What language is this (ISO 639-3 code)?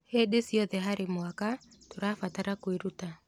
kik